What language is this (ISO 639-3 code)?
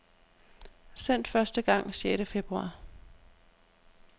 dan